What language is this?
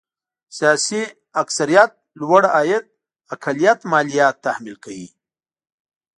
Pashto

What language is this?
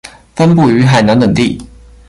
Chinese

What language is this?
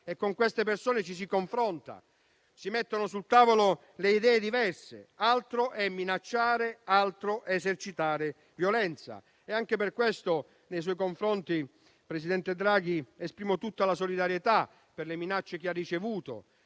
Italian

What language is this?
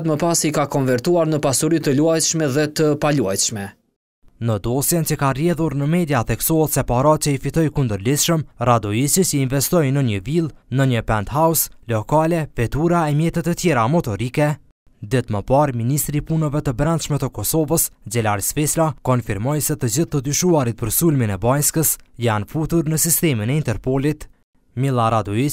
Romanian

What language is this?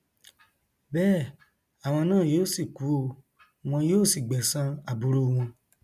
Yoruba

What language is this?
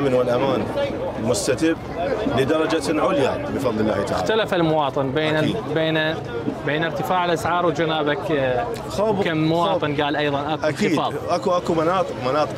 Arabic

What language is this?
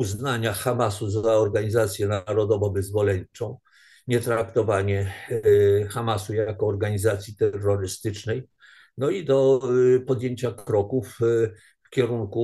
Polish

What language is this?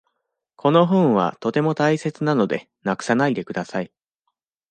Japanese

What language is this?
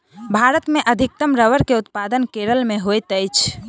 Maithili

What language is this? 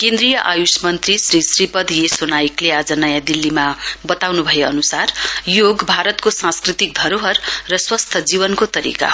Nepali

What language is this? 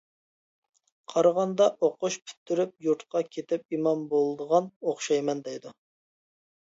Uyghur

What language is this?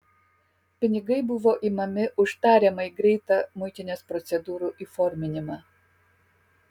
Lithuanian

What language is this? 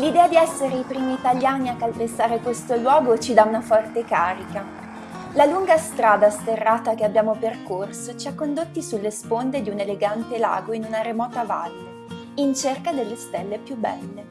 Italian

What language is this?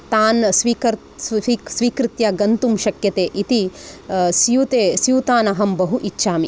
Sanskrit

